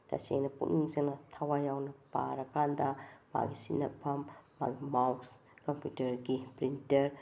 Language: Manipuri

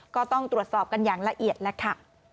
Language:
Thai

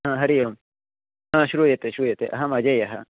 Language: Sanskrit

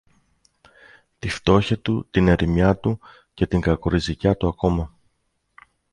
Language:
Greek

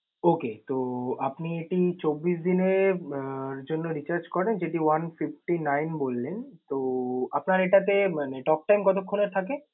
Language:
Bangla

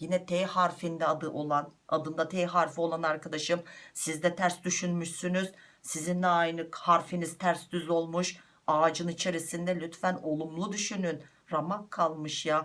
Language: Turkish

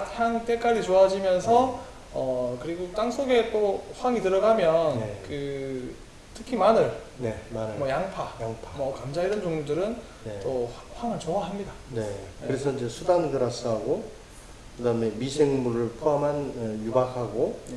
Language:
Korean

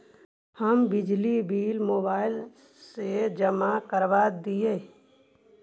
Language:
Magahi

